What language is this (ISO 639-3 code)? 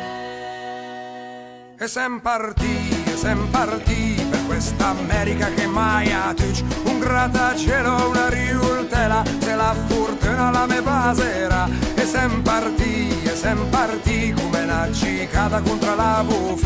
ita